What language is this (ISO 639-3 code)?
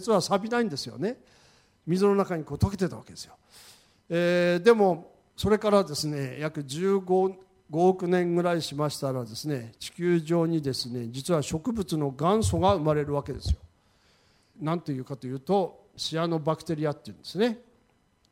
jpn